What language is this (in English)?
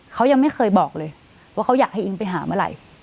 Thai